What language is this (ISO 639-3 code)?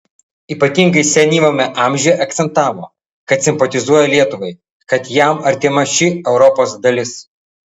lit